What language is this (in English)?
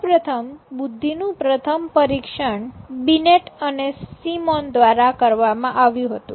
Gujarati